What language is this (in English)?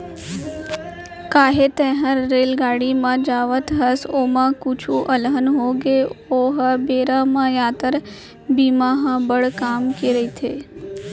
Chhattisgarhi